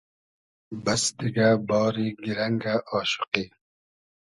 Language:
Hazaragi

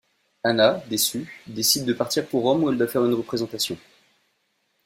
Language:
French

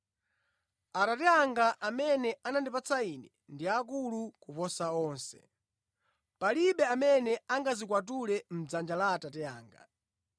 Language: Nyanja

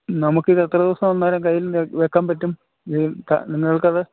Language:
Malayalam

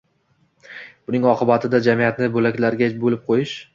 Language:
Uzbek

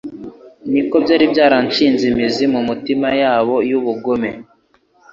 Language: Kinyarwanda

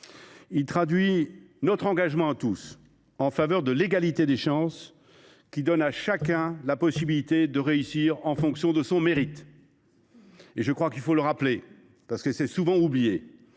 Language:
French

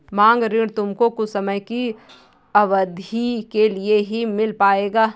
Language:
Hindi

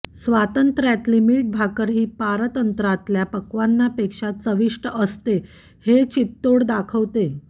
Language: Marathi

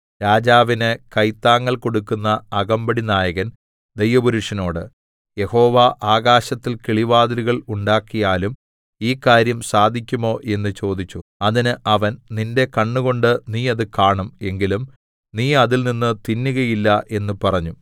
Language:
Malayalam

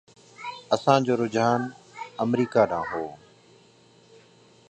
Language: Sindhi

